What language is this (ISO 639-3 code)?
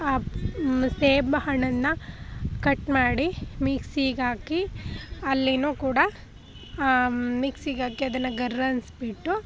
kan